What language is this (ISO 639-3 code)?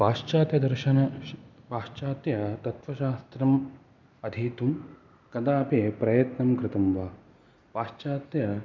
san